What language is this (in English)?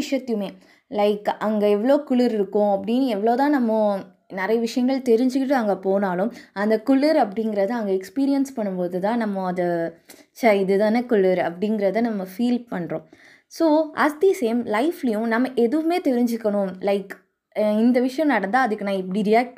Tamil